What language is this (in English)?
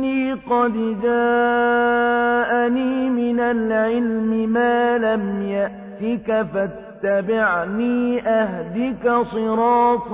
Arabic